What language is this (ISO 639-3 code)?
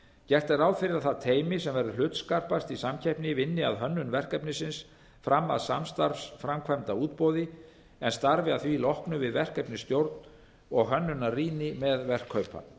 isl